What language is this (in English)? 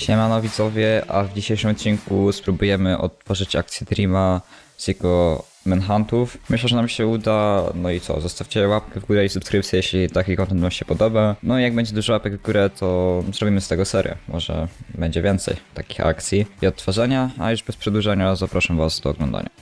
Polish